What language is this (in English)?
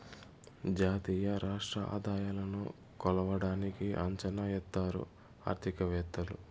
Telugu